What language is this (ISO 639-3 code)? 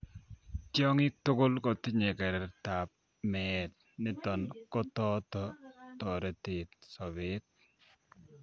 kln